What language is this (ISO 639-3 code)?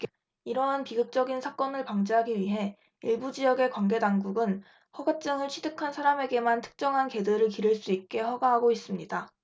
kor